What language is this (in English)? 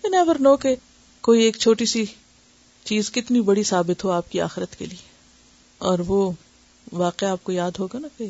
Urdu